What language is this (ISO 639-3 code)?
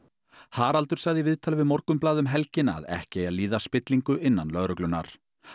isl